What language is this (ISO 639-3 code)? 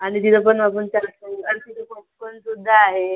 mar